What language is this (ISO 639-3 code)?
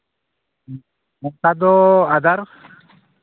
sat